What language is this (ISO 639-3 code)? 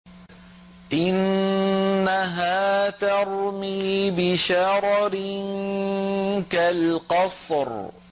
ara